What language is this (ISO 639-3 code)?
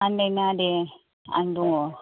brx